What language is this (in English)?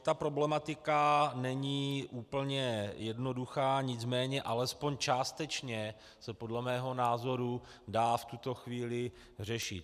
Czech